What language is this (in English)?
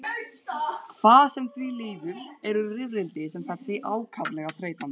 Icelandic